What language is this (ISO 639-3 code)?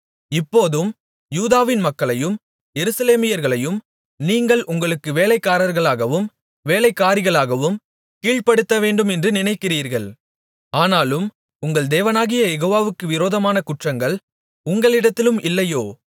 tam